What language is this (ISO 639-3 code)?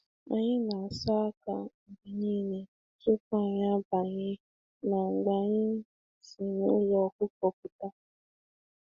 ibo